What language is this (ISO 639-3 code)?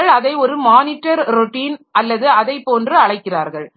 tam